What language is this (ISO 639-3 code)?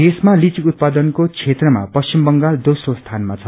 nep